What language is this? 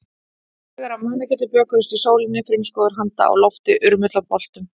Icelandic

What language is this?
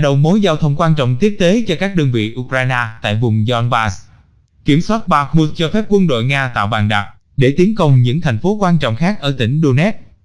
Vietnamese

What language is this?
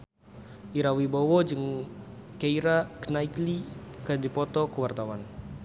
Sundanese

